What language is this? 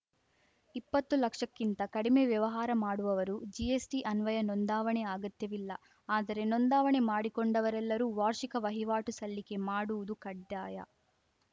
Kannada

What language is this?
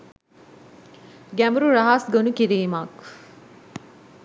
Sinhala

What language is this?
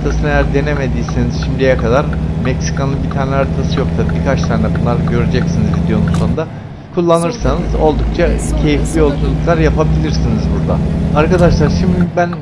Turkish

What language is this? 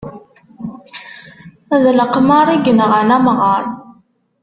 Kabyle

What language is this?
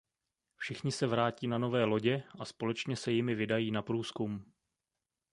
Czech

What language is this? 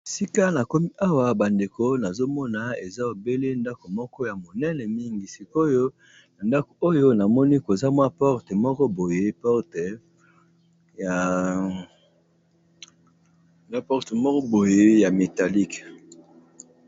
Lingala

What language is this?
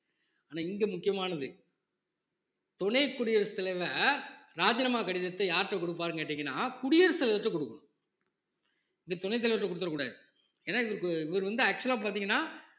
Tamil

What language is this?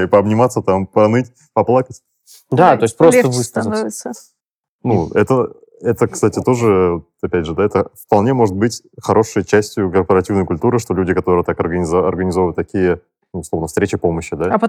Russian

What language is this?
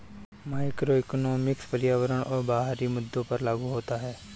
Hindi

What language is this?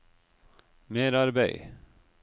Norwegian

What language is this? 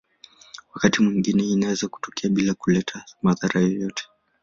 Swahili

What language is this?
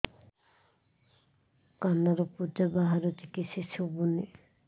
Odia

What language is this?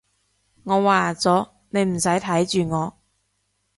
Cantonese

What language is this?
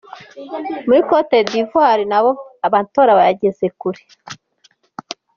Kinyarwanda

